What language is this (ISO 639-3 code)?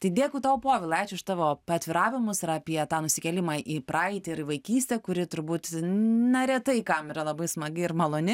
lit